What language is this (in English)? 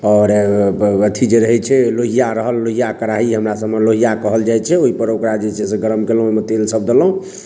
Maithili